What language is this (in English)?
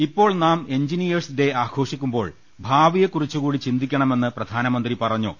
Malayalam